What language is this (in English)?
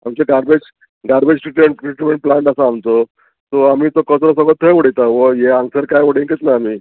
Konkani